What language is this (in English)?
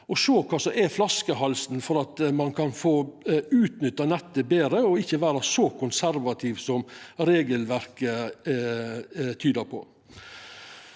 Norwegian